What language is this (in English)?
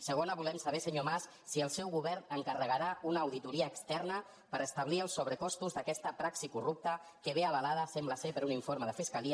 Catalan